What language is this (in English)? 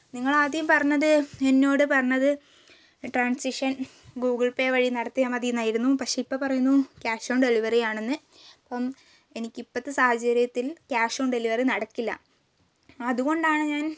Malayalam